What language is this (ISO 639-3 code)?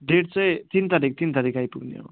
nep